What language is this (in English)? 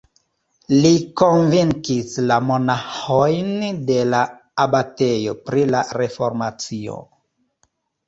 Esperanto